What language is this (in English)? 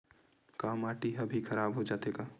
Chhattisgarhi